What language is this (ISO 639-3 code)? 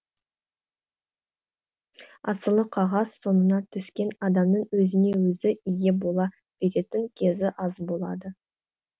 kaz